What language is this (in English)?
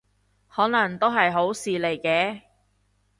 Cantonese